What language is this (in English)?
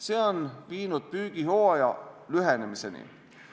Estonian